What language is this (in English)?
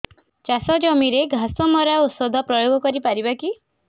Odia